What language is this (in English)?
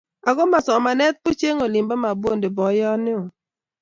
Kalenjin